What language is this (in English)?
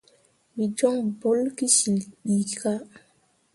Mundang